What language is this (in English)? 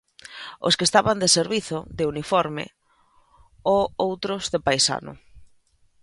Galician